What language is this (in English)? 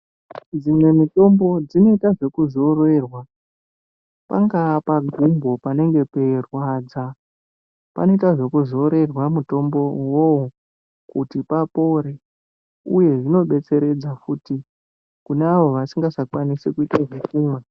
Ndau